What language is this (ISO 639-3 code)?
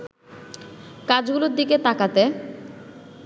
ben